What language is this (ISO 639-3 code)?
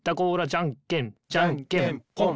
jpn